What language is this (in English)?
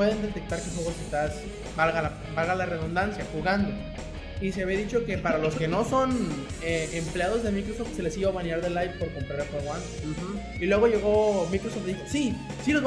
Spanish